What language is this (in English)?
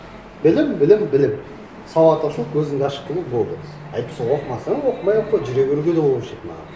Kazakh